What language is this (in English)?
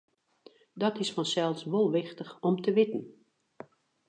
Western Frisian